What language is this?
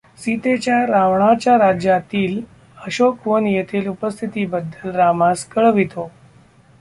Marathi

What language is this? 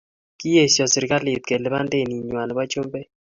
Kalenjin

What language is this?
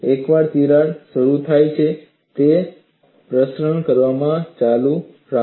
Gujarati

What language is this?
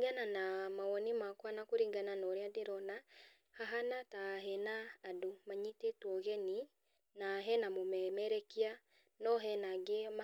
Kikuyu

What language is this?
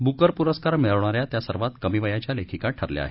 Marathi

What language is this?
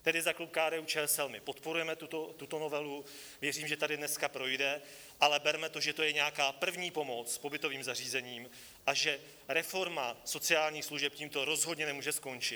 Czech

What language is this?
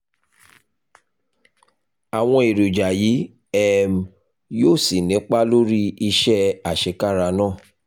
Yoruba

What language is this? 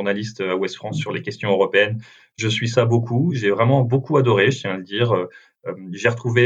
French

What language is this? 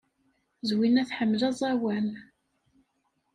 Kabyle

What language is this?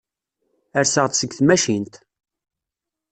Kabyle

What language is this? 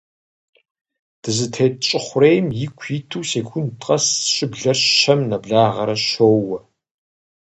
Kabardian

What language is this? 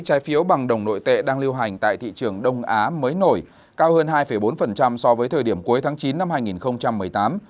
Vietnamese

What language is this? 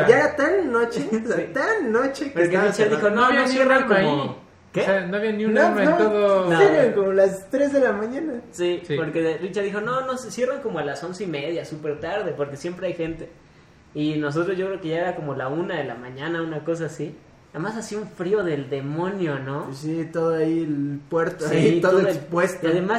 Spanish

